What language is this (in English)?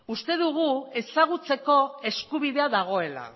Basque